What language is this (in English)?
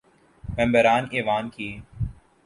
Urdu